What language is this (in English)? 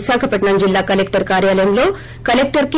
Telugu